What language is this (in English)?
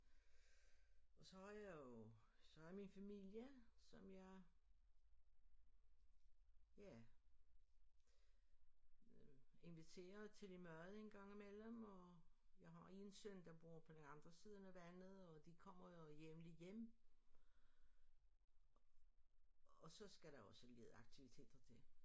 Danish